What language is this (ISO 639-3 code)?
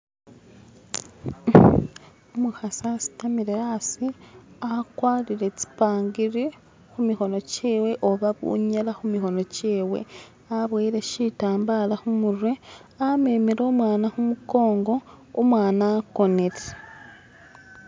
myx